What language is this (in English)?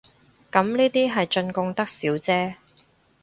Cantonese